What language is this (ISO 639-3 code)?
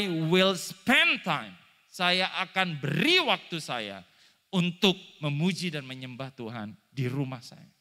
ind